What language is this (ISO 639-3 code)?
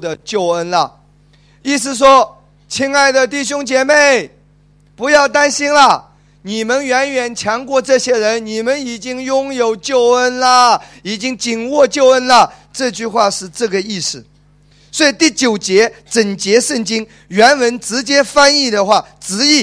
zho